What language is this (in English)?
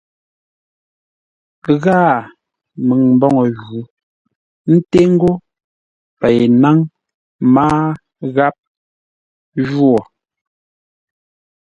Ngombale